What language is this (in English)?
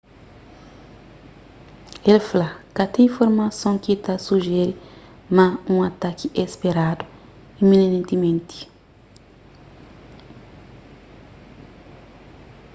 Kabuverdianu